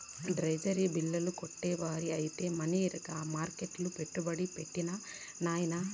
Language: Telugu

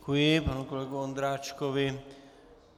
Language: Czech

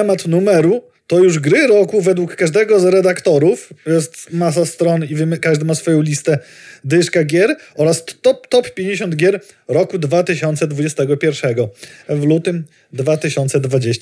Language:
Polish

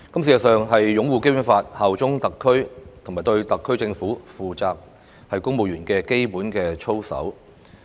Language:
Cantonese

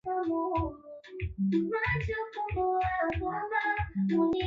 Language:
Swahili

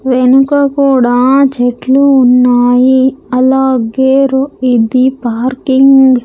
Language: Telugu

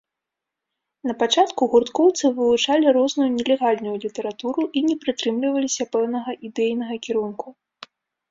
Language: Belarusian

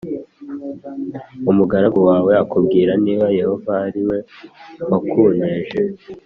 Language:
Kinyarwanda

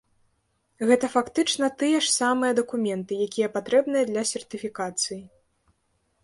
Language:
Belarusian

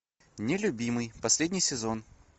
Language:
Russian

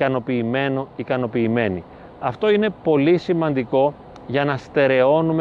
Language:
Greek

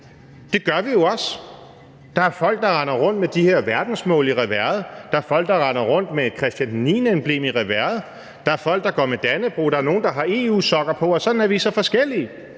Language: Danish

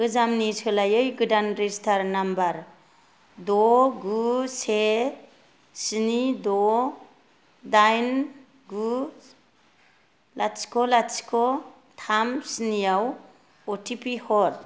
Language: Bodo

